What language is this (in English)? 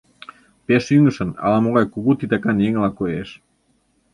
Mari